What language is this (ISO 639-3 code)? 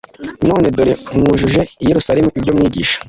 kin